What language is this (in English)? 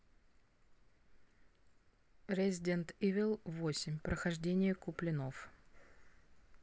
Russian